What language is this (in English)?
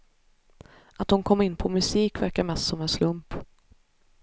Swedish